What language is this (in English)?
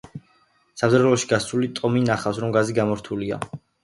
Georgian